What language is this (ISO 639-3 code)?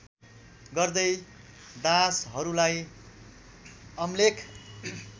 nep